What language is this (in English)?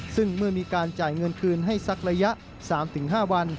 Thai